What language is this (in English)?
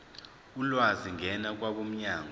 Zulu